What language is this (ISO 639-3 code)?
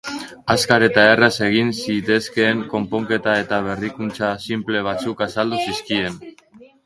eus